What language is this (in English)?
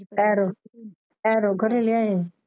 Punjabi